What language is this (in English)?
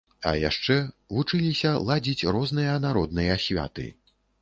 Belarusian